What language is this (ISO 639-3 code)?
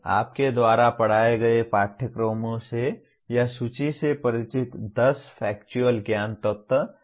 hin